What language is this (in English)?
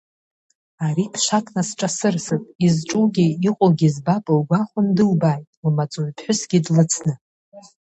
Abkhazian